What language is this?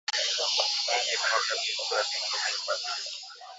Swahili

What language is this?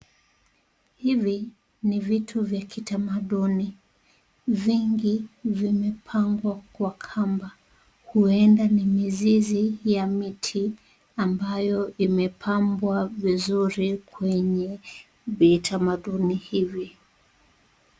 Swahili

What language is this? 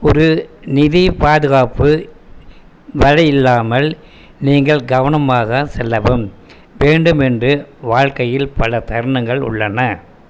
Tamil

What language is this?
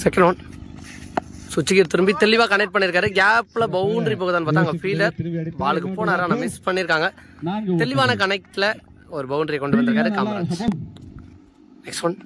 Tamil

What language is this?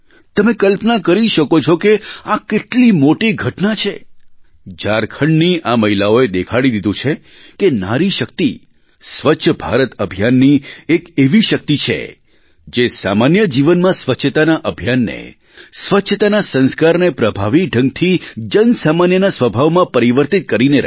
Gujarati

